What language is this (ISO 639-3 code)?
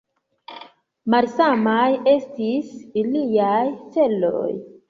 epo